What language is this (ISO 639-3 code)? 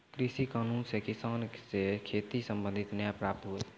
mai